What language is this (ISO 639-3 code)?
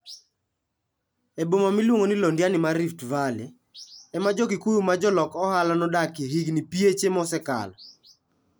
luo